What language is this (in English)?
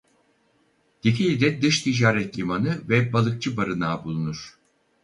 Turkish